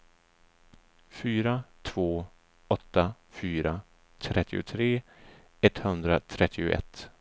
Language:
Swedish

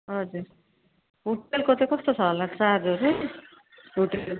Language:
Nepali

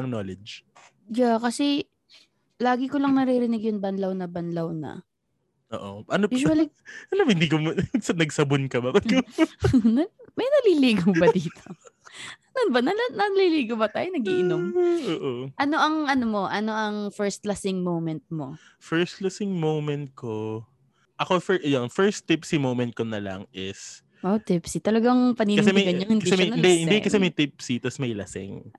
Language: Filipino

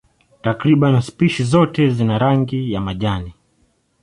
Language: Swahili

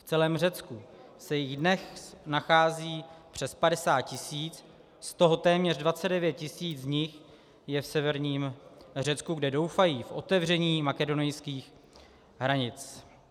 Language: Czech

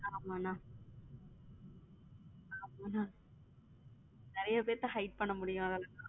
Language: Tamil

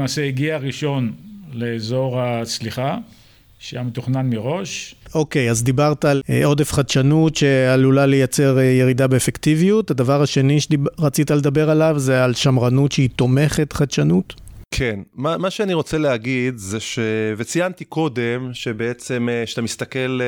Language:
Hebrew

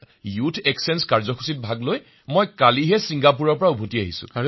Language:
Assamese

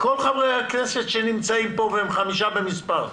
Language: Hebrew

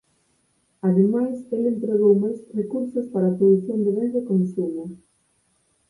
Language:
Galician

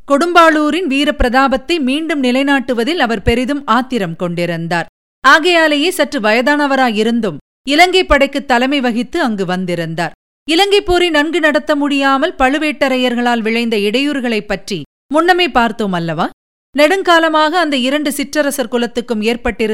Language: Tamil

